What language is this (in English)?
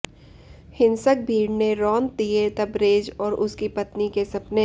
Hindi